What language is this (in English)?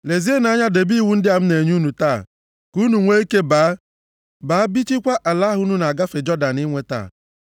Igbo